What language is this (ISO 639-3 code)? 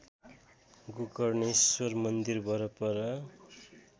nep